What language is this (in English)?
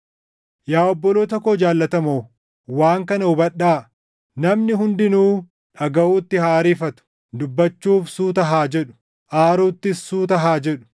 Oromo